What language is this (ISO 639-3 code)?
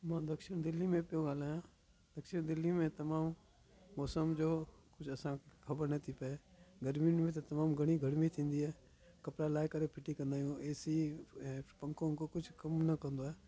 snd